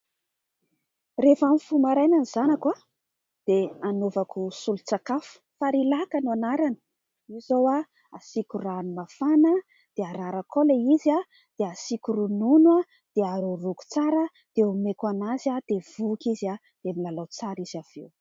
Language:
Malagasy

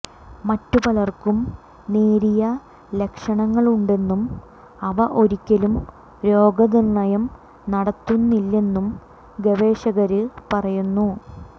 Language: Malayalam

